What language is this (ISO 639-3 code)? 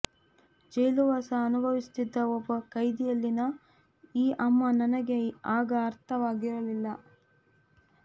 kan